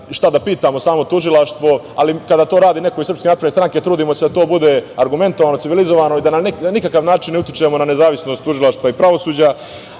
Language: Serbian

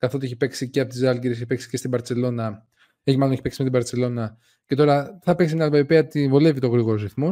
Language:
Greek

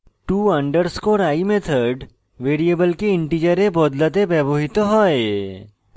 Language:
Bangla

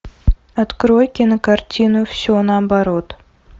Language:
Russian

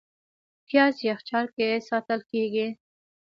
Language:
Pashto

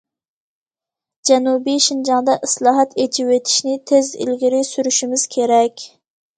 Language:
Uyghur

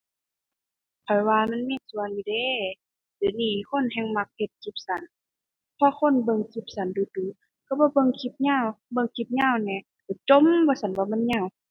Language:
Thai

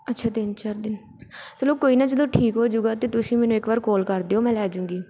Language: Punjabi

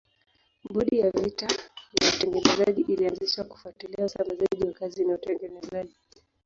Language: Swahili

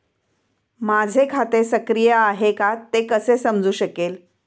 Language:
Marathi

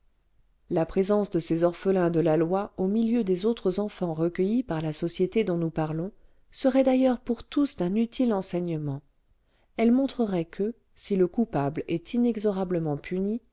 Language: French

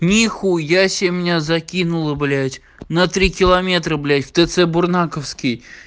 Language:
Russian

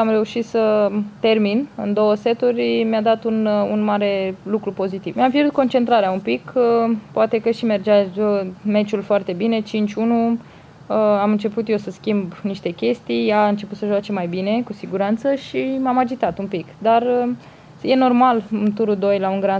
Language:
Romanian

